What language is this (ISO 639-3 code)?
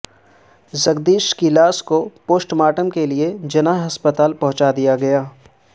urd